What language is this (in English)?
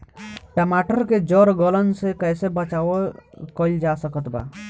Bhojpuri